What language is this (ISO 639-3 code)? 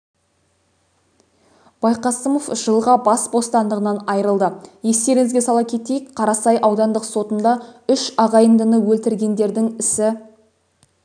kaz